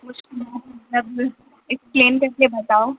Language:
Urdu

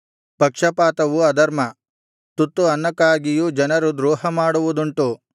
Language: Kannada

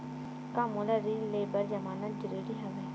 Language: Chhattisgarhi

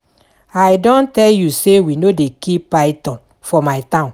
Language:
Nigerian Pidgin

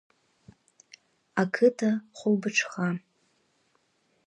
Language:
Abkhazian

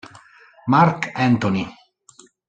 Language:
Italian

